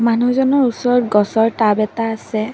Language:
Assamese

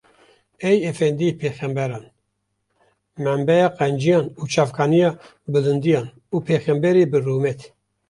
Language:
Kurdish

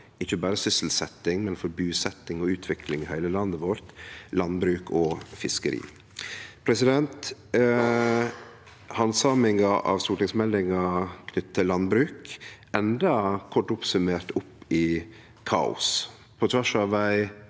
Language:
Norwegian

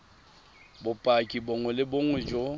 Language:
Tswana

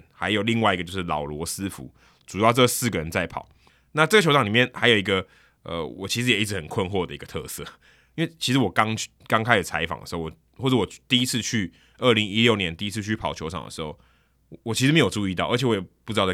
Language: Chinese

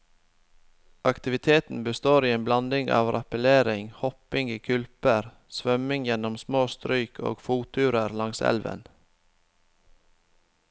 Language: Norwegian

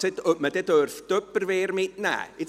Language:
Swiss German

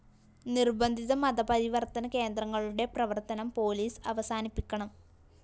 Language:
Malayalam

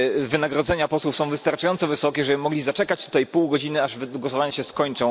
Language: Polish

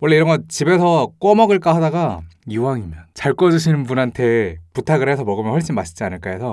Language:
Korean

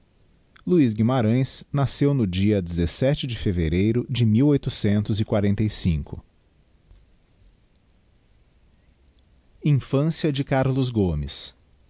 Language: Portuguese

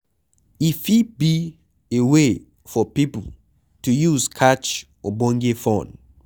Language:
Nigerian Pidgin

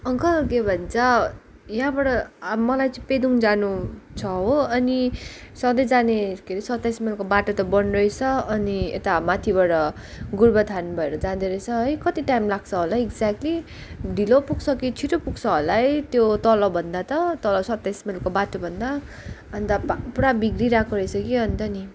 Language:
Nepali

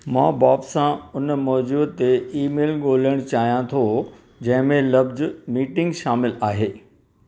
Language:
Sindhi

